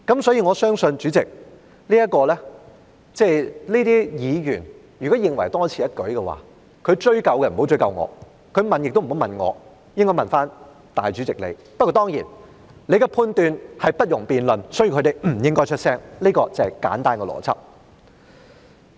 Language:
Cantonese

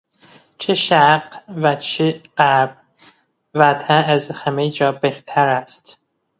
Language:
Persian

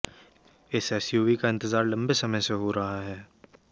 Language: Hindi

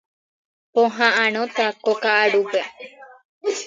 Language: Guarani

